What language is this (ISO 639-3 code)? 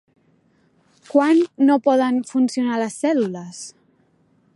cat